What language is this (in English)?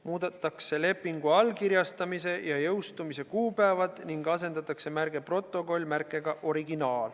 Estonian